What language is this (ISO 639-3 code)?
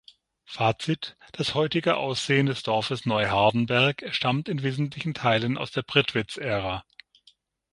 deu